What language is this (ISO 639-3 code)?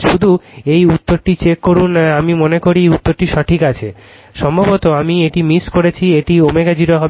ben